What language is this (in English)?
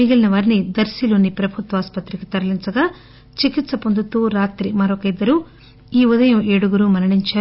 Telugu